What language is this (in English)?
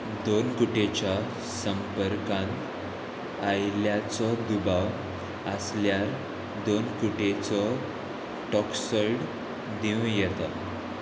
Konkani